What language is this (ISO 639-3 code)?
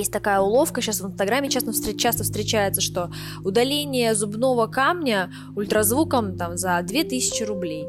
rus